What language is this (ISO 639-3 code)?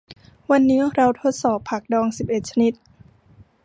tha